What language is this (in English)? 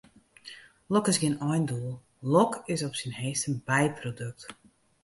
Western Frisian